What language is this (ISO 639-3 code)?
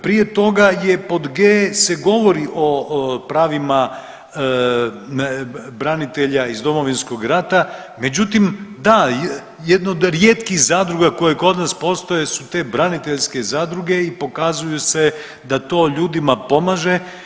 hrv